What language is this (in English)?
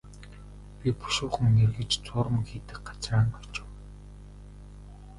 Mongolian